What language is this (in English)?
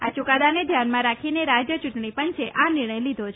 Gujarati